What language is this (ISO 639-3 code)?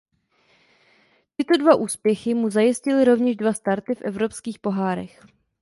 ces